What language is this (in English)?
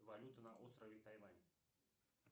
Russian